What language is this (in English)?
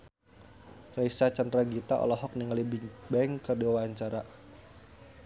Sundanese